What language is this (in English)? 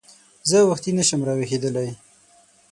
Pashto